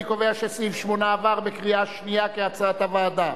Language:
Hebrew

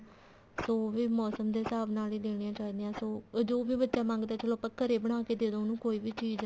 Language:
Punjabi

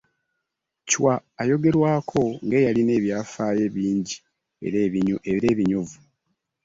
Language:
Ganda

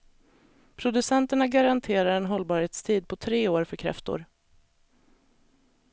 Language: Swedish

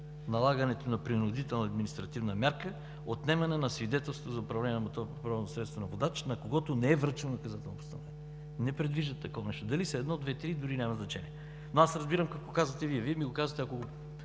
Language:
Bulgarian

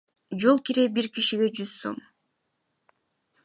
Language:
Kyrgyz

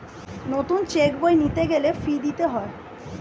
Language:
Bangla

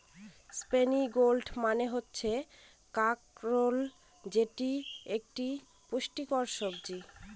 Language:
Bangla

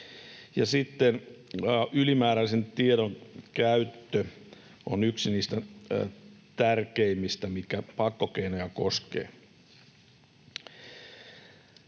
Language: Finnish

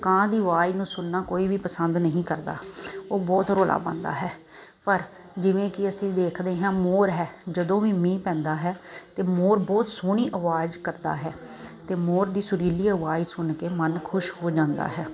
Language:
Punjabi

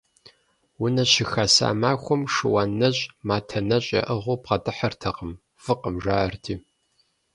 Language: Kabardian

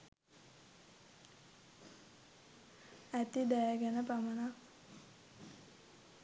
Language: Sinhala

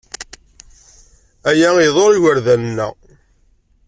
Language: Kabyle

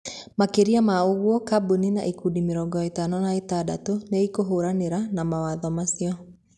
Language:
Kikuyu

